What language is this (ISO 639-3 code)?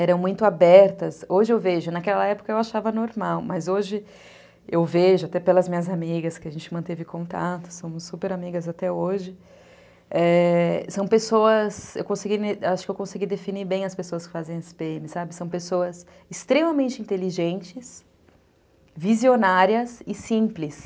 por